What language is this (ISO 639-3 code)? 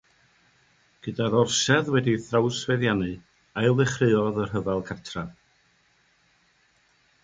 cym